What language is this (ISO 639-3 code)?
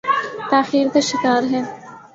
urd